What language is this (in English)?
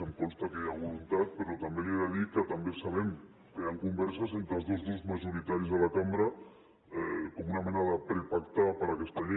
Catalan